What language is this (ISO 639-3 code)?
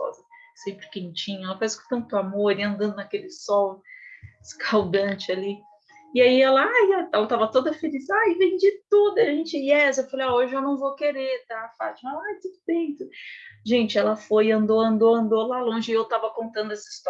por